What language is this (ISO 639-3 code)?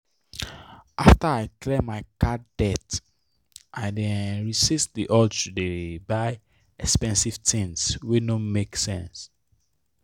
pcm